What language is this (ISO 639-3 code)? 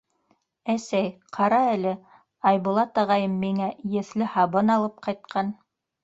bak